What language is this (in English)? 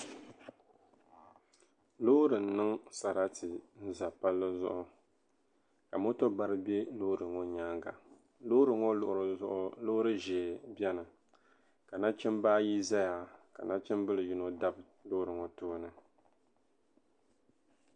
Dagbani